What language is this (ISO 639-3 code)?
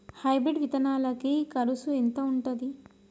tel